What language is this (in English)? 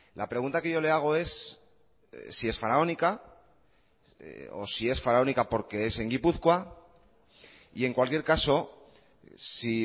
Spanish